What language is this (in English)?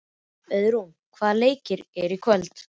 Icelandic